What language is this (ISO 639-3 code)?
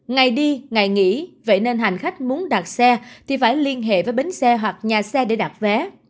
vie